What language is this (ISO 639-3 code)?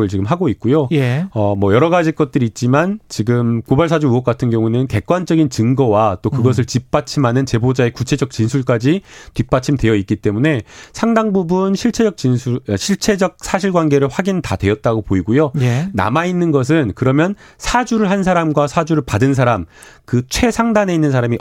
kor